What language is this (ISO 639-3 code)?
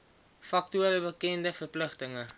afr